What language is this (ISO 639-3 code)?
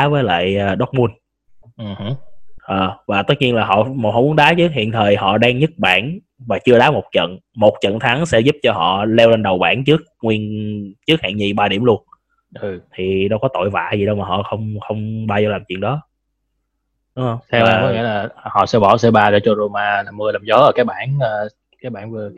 vie